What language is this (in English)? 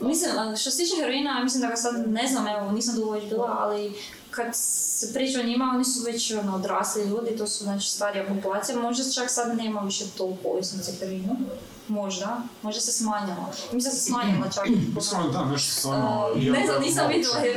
Croatian